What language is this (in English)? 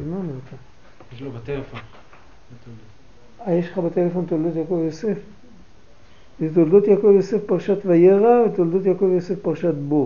Hebrew